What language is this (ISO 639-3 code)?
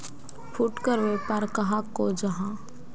mag